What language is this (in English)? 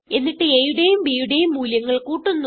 Malayalam